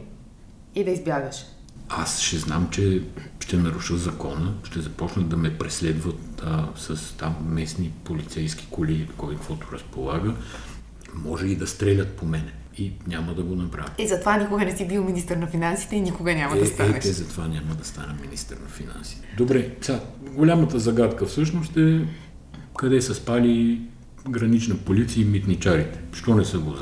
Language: Bulgarian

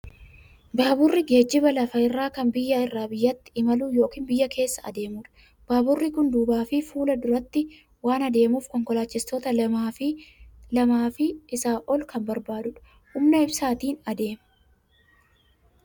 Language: Oromo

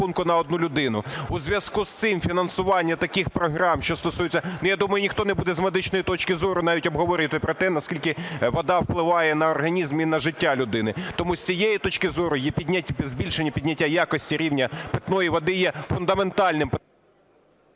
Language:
Ukrainian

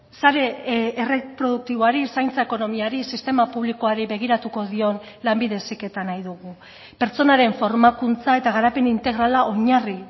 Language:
Basque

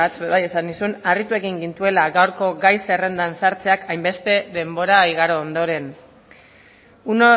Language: Basque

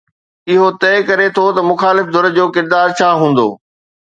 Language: Sindhi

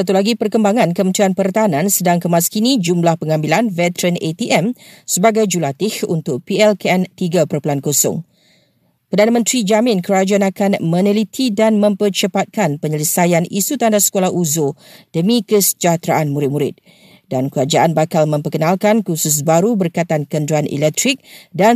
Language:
Malay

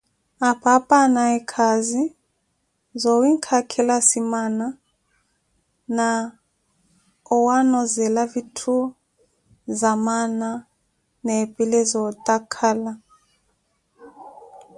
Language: Koti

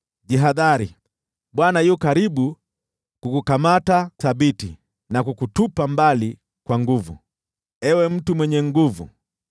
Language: Swahili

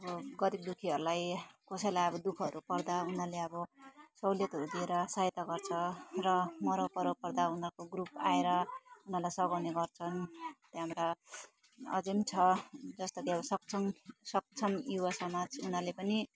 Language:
Nepali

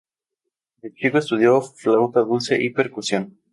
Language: Spanish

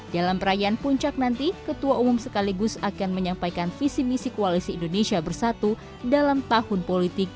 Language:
Indonesian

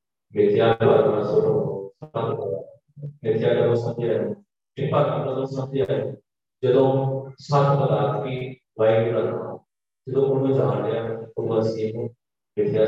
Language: Punjabi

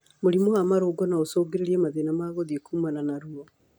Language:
Kikuyu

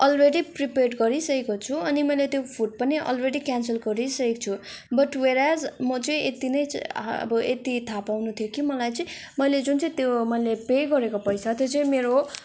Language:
Nepali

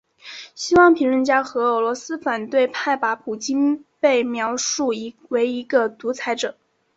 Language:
Chinese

